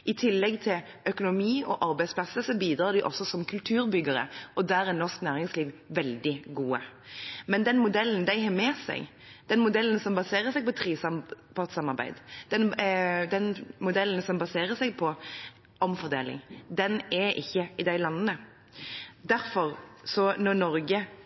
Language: Norwegian Bokmål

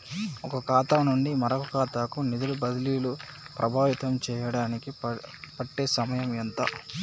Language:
Telugu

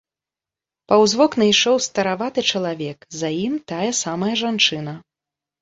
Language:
Belarusian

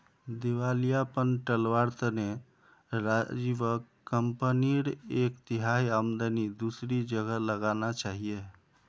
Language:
Magahi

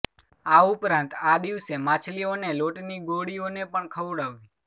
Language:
Gujarati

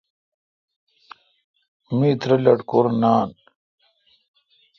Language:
Kalkoti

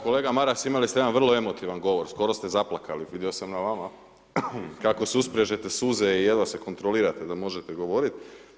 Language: Croatian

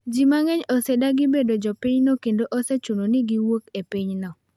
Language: Luo (Kenya and Tanzania)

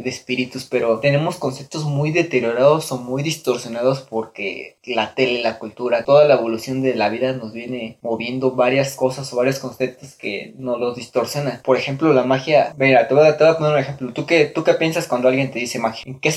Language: Spanish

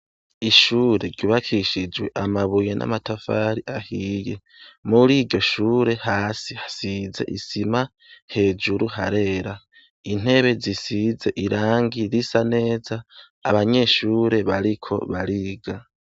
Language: Rundi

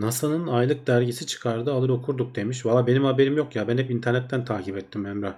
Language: Turkish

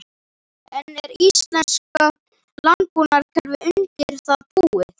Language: Icelandic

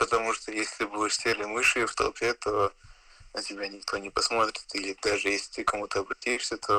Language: Russian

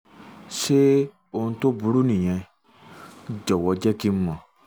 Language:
Yoruba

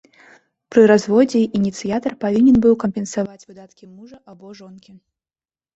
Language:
Belarusian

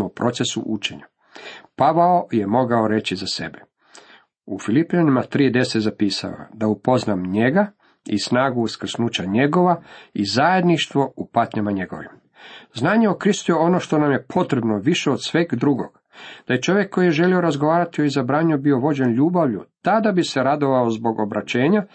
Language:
Croatian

